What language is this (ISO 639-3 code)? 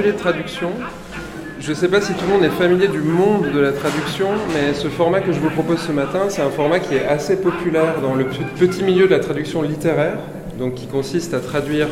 fra